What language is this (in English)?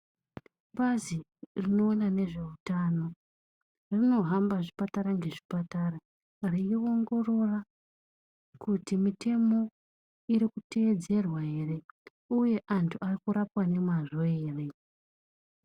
Ndau